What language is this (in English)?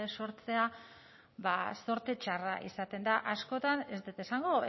Basque